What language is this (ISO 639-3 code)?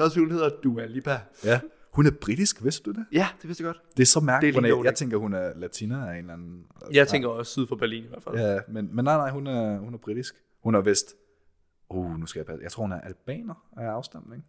dan